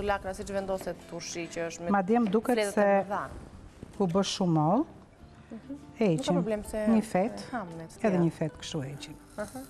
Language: Romanian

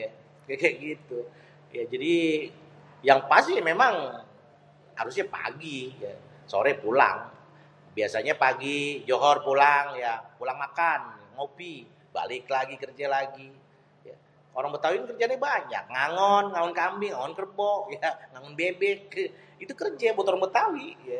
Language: Betawi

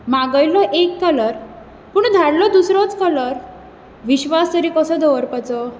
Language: Konkani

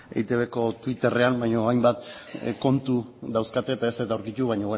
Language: Basque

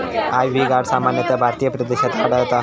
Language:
Marathi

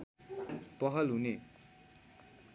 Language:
Nepali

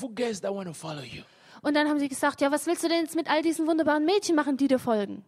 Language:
German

